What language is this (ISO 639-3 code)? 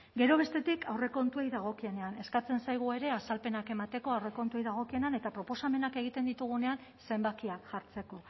eus